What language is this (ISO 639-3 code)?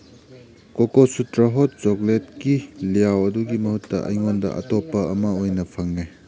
mni